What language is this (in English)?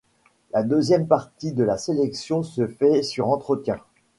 French